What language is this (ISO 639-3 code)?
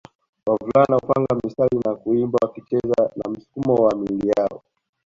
swa